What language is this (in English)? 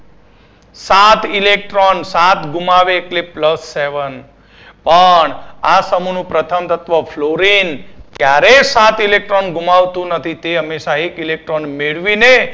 Gujarati